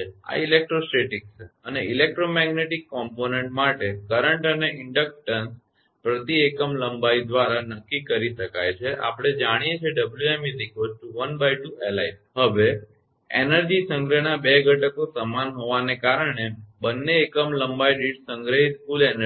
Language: Gujarati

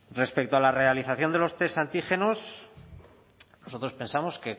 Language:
Spanish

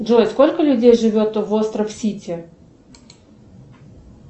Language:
Russian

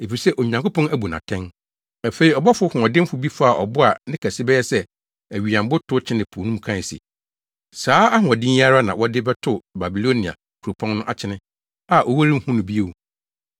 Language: Akan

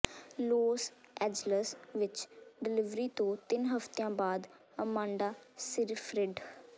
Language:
Punjabi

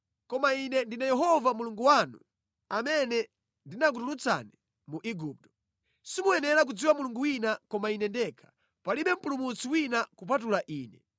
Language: Nyanja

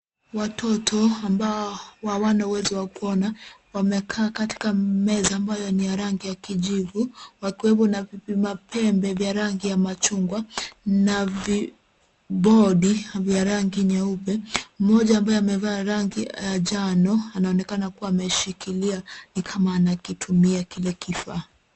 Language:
Swahili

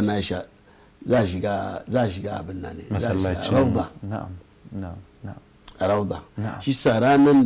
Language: Arabic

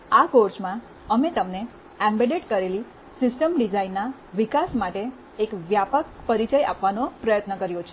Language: Gujarati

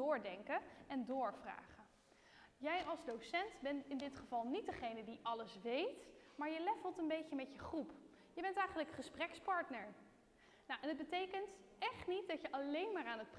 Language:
Dutch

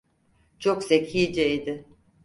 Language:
Turkish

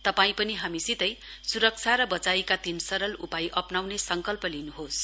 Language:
Nepali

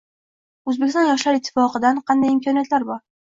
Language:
Uzbek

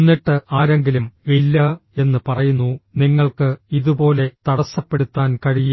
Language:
Malayalam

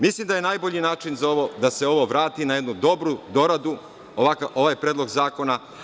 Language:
Serbian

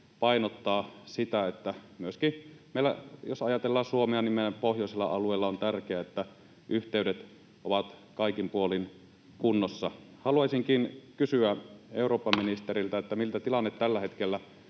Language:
Finnish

